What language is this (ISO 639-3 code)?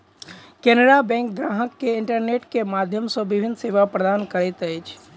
mai